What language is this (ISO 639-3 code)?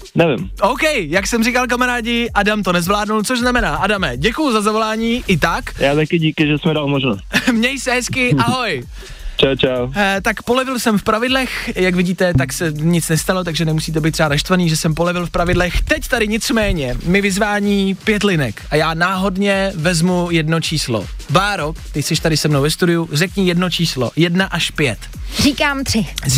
ces